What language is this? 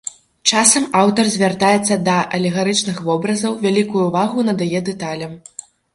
Belarusian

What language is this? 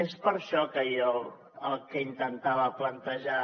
Catalan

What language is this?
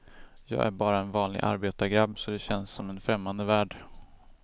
Swedish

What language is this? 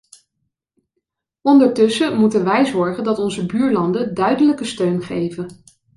Dutch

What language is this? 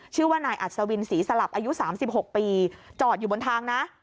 Thai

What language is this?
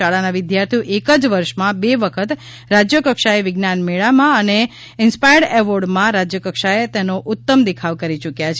Gujarati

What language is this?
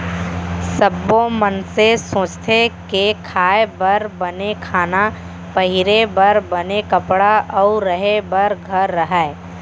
Chhattisgarhi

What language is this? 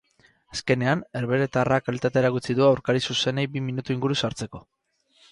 Basque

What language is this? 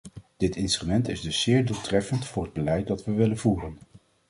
Dutch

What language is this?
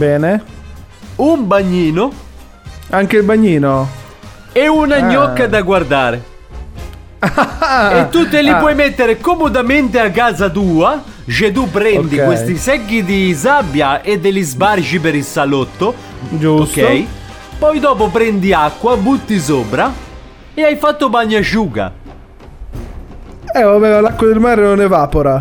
Italian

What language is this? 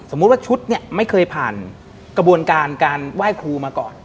Thai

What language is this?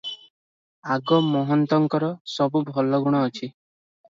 Odia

